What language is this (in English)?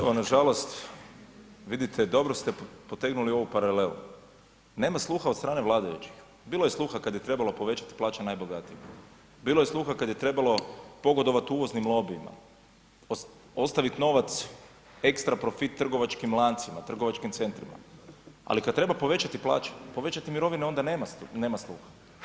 Croatian